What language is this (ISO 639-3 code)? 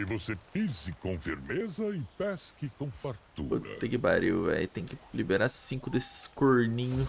por